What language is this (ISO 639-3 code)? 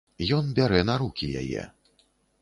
bel